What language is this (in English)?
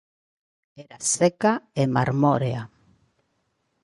Galician